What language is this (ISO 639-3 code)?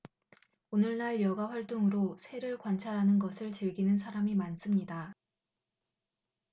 kor